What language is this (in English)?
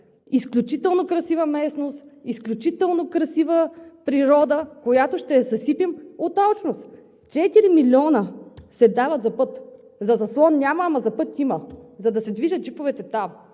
Bulgarian